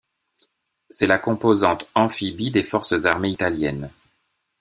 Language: French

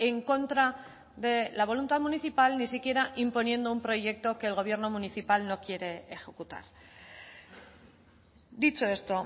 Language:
Spanish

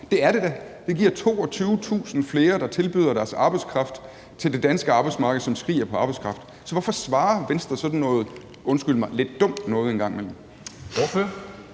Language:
Danish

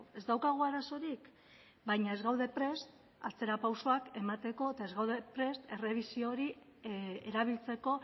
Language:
Basque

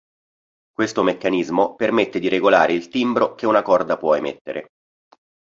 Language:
Italian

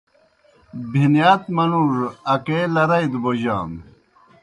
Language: Kohistani Shina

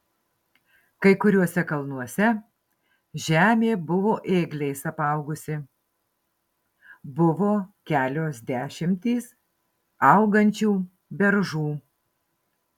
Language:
Lithuanian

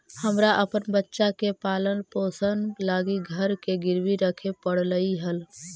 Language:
Magahi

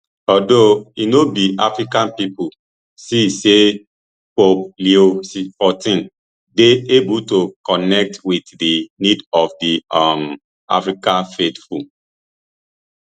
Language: Nigerian Pidgin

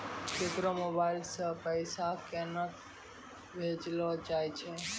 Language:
Maithili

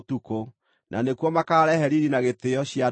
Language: Kikuyu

